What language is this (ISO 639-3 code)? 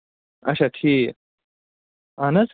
kas